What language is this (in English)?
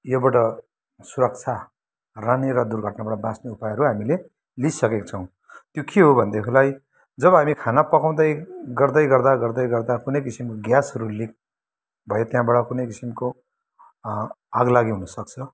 Nepali